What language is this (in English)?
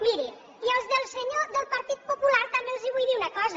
Catalan